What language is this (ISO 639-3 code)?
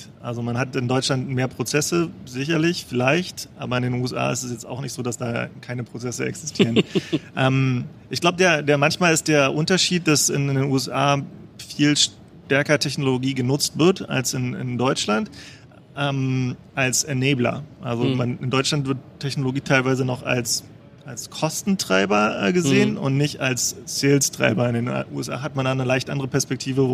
deu